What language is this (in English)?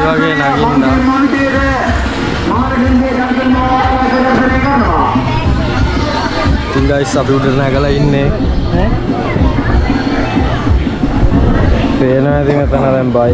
Indonesian